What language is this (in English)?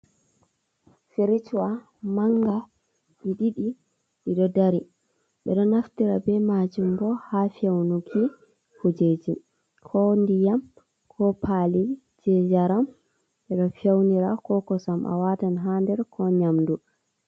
Fula